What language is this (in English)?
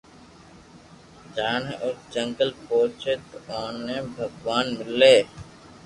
Loarki